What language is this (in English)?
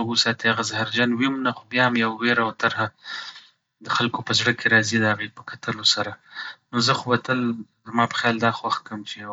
Pashto